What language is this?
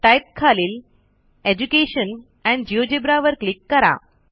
Marathi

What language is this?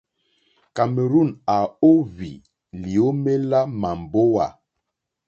Mokpwe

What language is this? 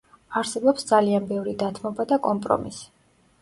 Georgian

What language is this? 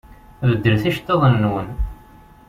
Kabyle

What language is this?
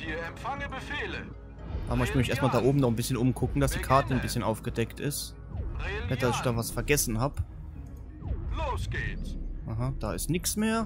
German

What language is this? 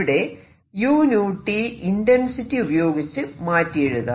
Malayalam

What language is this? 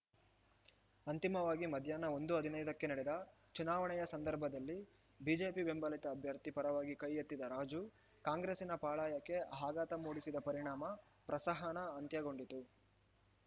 Kannada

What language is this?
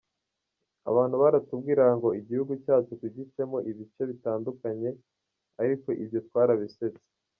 Kinyarwanda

